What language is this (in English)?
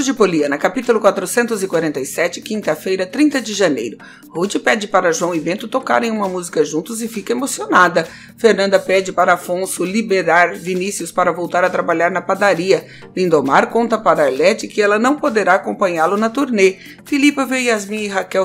Portuguese